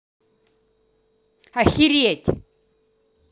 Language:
Russian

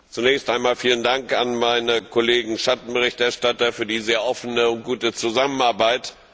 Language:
German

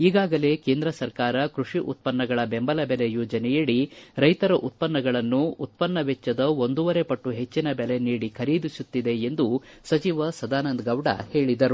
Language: Kannada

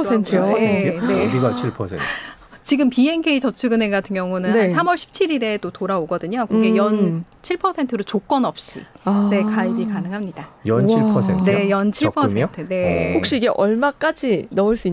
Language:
Korean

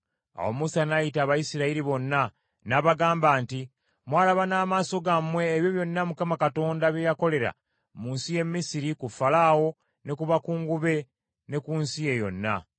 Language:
Ganda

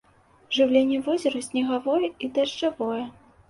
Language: Belarusian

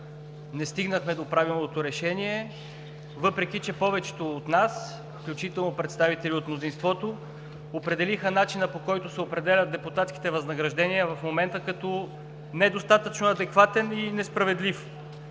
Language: Bulgarian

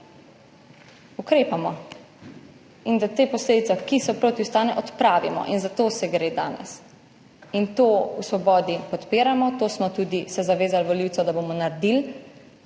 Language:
Slovenian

